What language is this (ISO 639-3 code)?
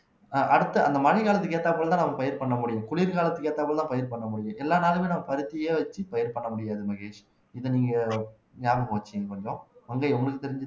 tam